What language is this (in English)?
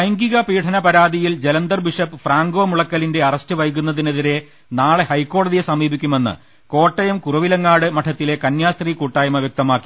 Malayalam